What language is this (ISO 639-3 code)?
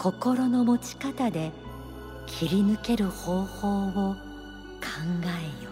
jpn